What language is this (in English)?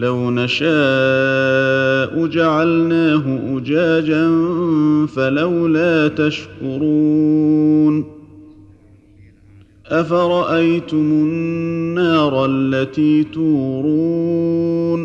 Arabic